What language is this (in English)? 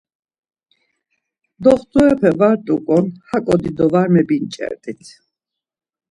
Laz